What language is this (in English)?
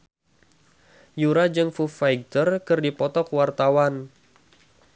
Sundanese